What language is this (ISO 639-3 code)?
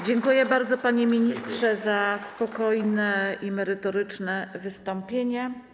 pol